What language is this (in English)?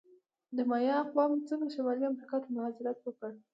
Pashto